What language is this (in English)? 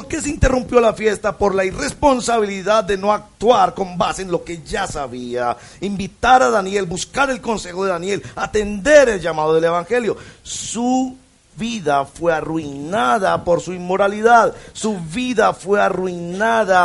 Spanish